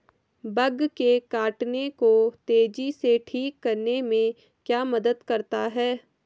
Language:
Hindi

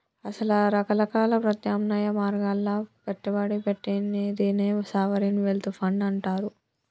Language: Telugu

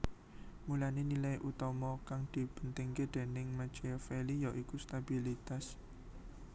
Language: Javanese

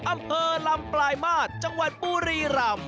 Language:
Thai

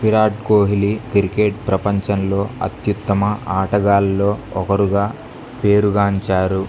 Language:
Telugu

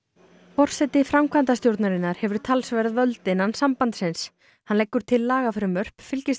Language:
Icelandic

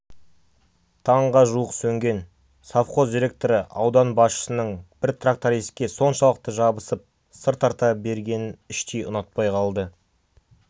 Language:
Kazakh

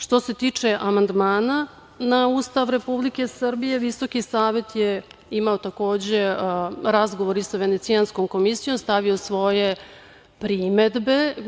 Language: Serbian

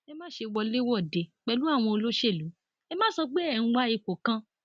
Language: Yoruba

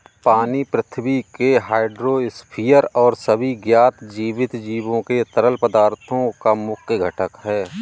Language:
Hindi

